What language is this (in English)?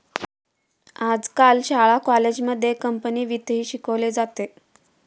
Marathi